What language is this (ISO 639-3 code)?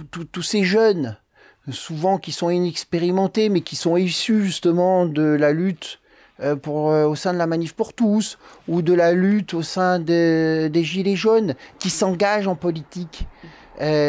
fra